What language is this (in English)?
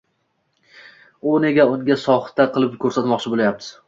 Uzbek